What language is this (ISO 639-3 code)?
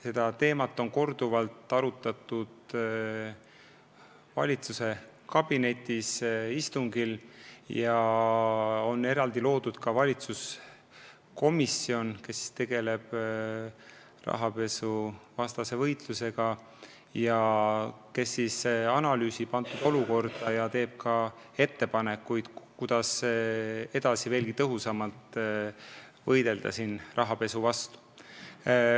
est